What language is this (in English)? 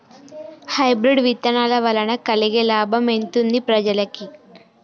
Telugu